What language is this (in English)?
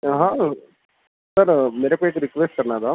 Urdu